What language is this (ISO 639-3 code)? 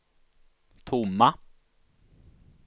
swe